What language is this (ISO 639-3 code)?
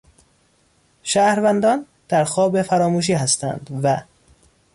fas